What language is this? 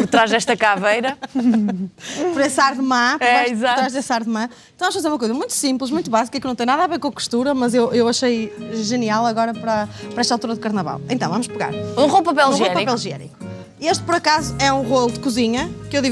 Portuguese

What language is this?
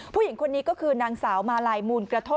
Thai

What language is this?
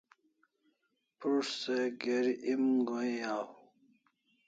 Kalasha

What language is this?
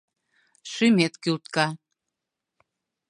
Mari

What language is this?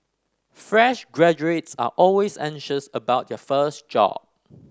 English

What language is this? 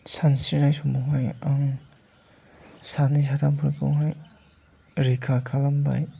Bodo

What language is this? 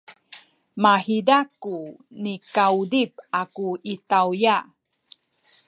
Sakizaya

